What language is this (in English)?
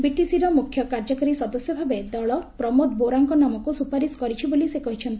Odia